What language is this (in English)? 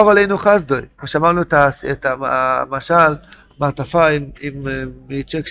Hebrew